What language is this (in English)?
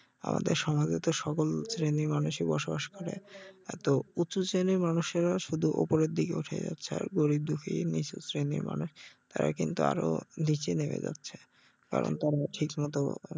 Bangla